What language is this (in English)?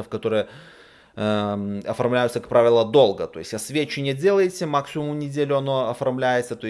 Russian